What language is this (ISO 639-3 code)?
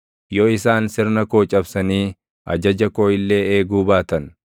orm